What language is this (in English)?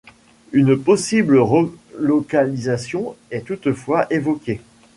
French